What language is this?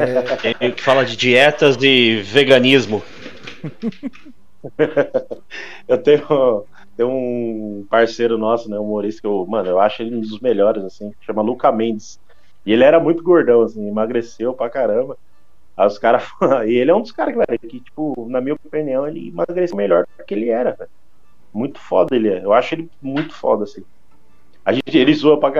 Portuguese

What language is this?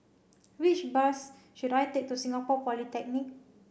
English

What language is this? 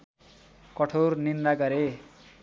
Nepali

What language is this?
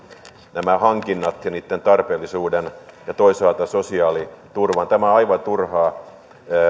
Finnish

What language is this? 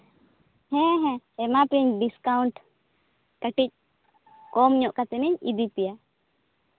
Santali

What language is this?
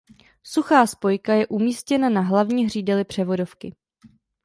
Czech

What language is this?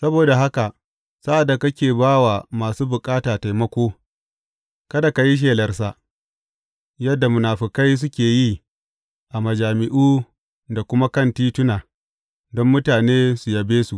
Hausa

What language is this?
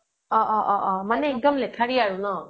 Assamese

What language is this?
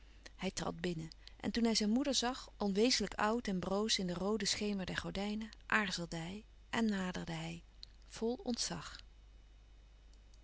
Dutch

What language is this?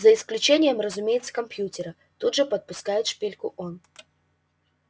Russian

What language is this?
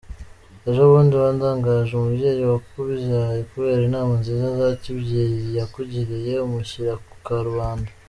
Kinyarwanda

